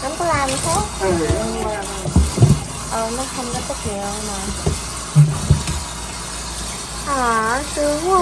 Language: Vietnamese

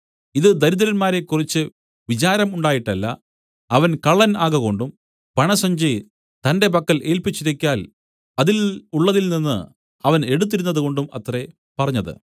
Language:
Malayalam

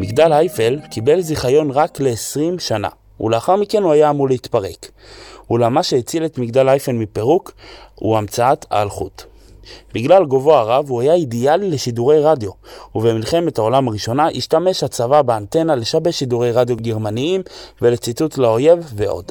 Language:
Hebrew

